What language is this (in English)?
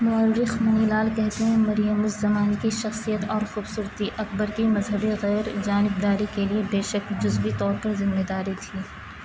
Urdu